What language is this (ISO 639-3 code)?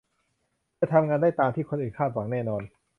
tha